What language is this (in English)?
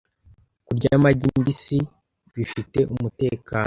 Kinyarwanda